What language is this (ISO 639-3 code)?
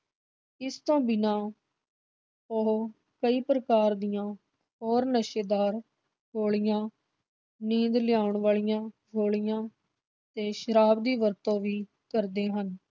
pan